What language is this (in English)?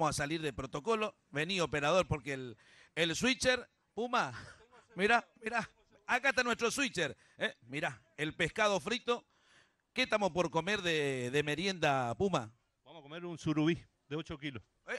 Spanish